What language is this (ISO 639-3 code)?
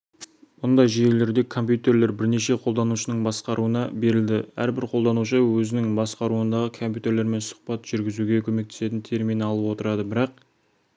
kaz